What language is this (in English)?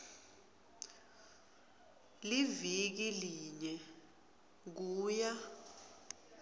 Swati